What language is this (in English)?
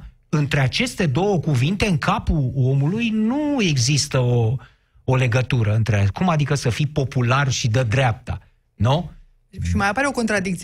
Romanian